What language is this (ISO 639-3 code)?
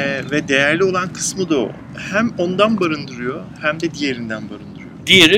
tur